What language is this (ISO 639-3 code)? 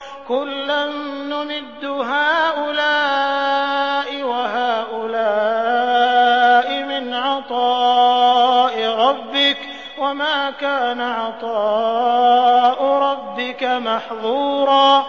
ara